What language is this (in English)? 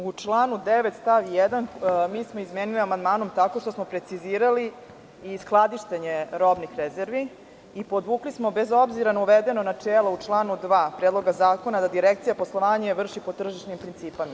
Serbian